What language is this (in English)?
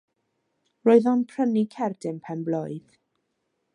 Welsh